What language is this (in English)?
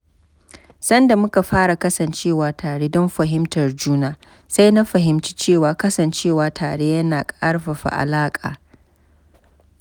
Hausa